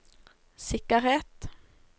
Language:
Norwegian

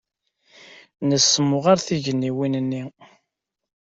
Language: Kabyle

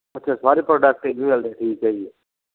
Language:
Punjabi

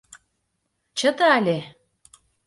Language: Mari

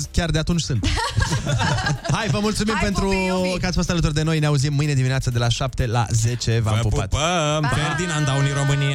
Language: Romanian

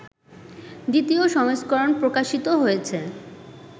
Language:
Bangla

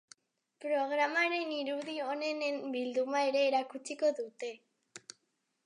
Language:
Basque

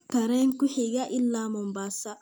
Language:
Somali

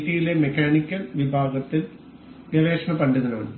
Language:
Malayalam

